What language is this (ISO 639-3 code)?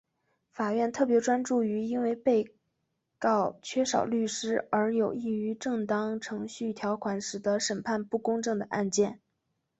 zho